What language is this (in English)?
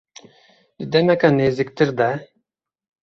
Kurdish